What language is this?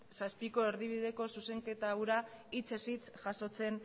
Basque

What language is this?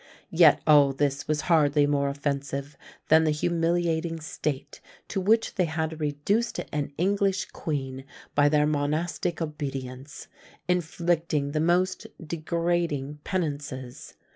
English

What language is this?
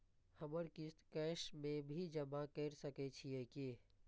Maithili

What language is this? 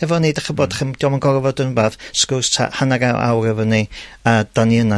Welsh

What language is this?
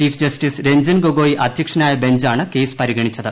Malayalam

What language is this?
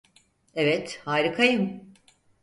Turkish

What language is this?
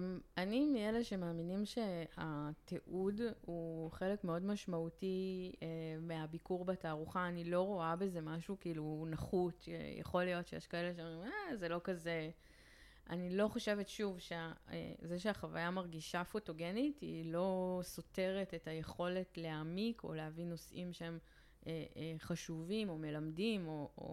Hebrew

